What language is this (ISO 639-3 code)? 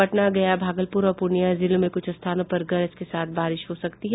hin